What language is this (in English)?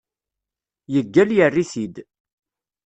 Kabyle